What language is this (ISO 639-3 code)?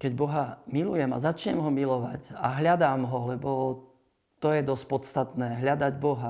slk